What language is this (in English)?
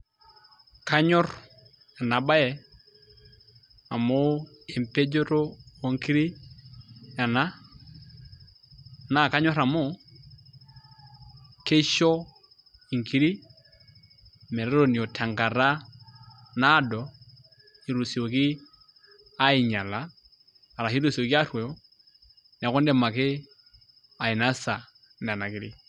Masai